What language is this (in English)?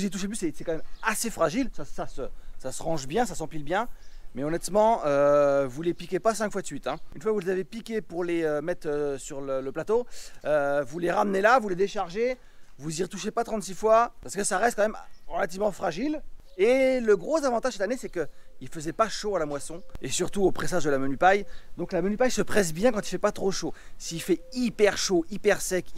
French